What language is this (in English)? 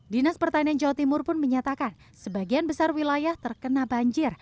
Indonesian